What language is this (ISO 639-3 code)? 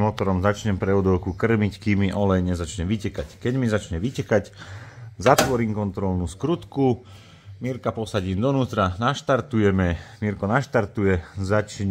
slk